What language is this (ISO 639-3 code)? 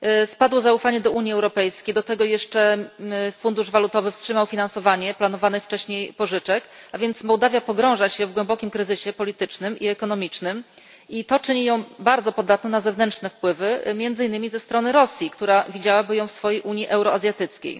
pol